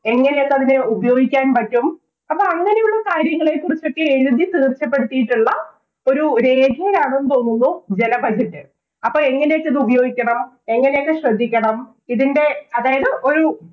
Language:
Malayalam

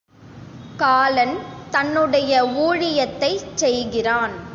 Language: Tamil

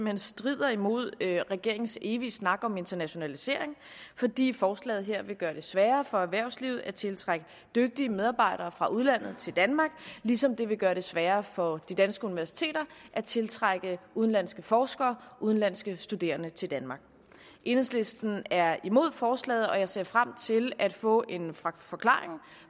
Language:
Danish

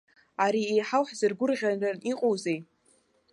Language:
Abkhazian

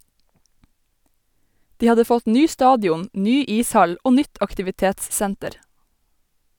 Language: Norwegian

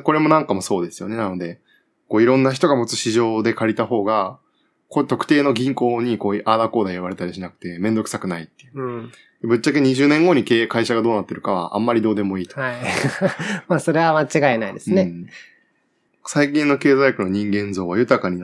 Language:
Japanese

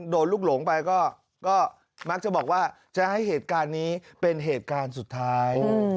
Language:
Thai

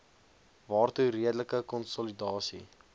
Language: Afrikaans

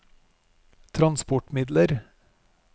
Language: Norwegian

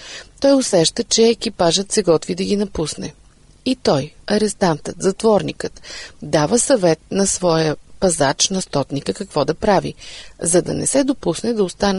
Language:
Bulgarian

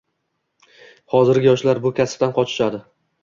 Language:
Uzbek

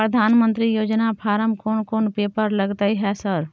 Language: Maithili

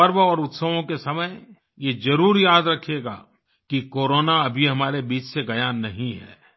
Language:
Hindi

